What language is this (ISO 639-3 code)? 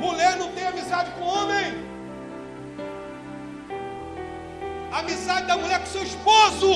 por